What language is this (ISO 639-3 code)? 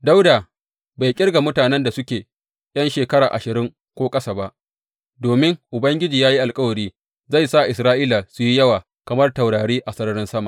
hau